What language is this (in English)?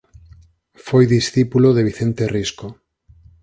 Galician